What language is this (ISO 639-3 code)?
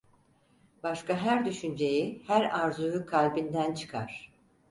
tur